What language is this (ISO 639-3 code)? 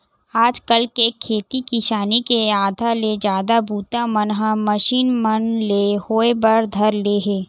hne